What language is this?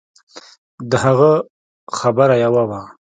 Pashto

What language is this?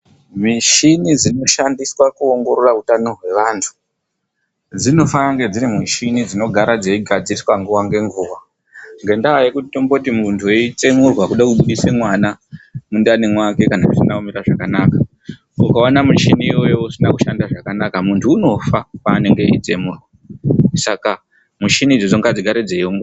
Ndau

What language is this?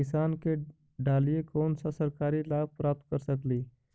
Magahi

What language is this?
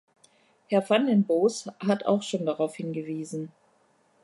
German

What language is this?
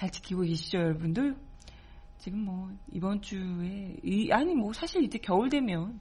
Korean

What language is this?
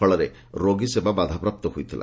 Odia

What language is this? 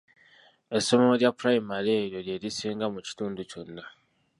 Ganda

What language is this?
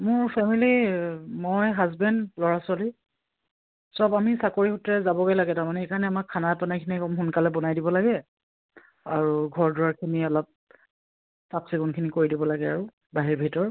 Assamese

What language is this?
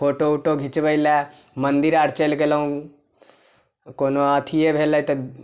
Maithili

